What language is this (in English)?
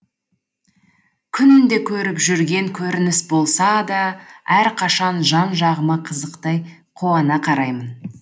Kazakh